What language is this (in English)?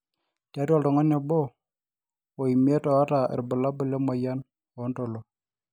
Masai